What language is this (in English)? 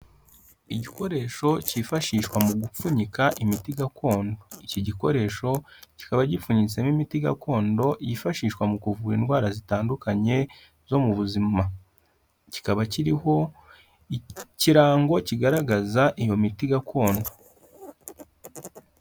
Kinyarwanda